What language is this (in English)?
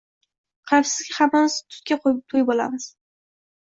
Uzbek